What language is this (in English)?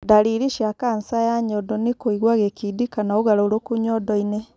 Kikuyu